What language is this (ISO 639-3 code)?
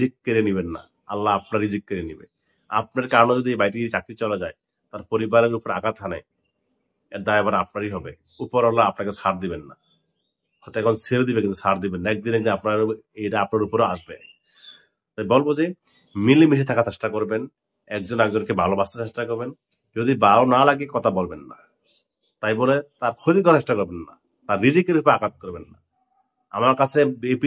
ind